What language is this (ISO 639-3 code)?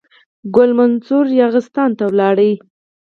pus